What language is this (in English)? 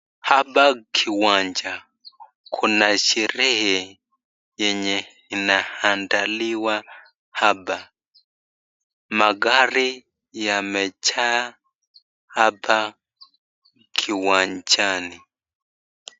Swahili